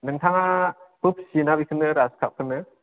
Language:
Bodo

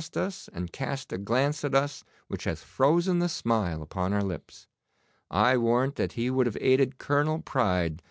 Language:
English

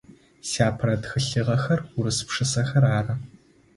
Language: Adyghe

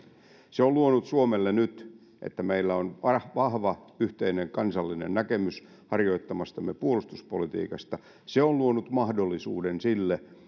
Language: Finnish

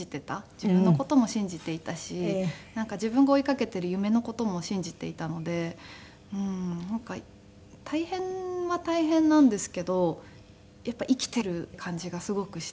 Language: Japanese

